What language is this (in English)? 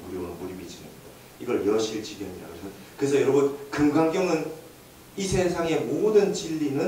Korean